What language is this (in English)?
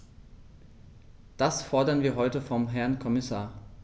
German